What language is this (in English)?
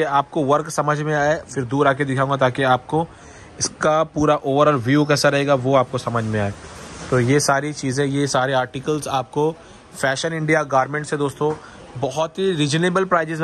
Hindi